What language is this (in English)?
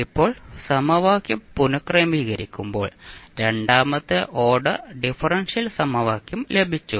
Malayalam